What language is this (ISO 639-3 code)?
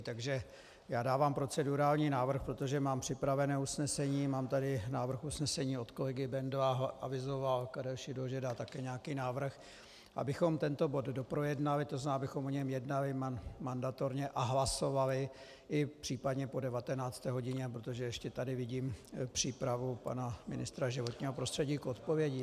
ces